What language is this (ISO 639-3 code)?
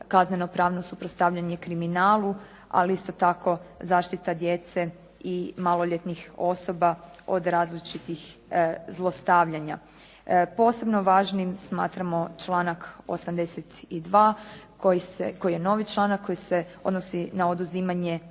hrv